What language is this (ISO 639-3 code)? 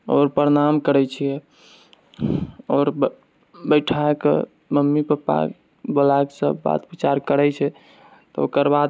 mai